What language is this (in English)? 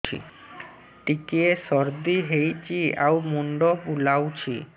Odia